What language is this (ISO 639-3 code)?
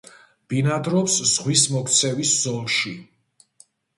kat